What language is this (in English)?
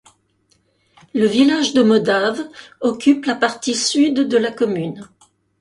French